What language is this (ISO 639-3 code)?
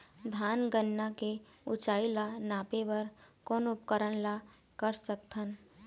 hne